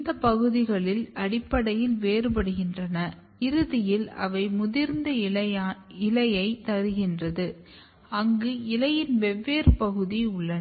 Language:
Tamil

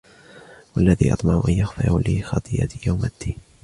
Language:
Arabic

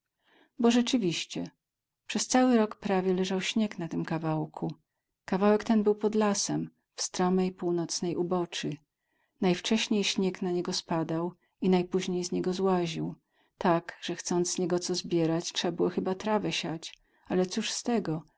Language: Polish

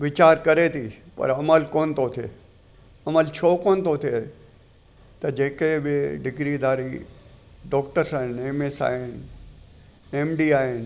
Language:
Sindhi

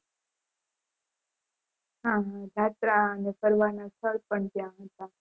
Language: Gujarati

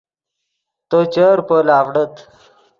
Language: Yidgha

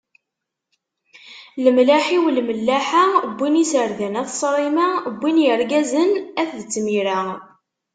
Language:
Kabyle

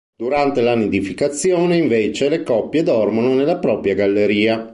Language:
Italian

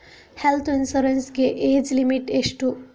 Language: Kannada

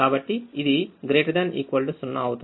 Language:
Telugu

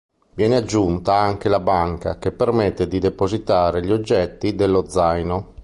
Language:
Italian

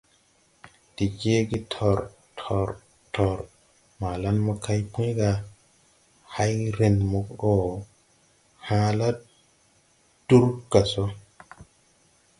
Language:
Tupuri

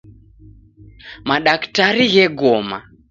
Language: Taita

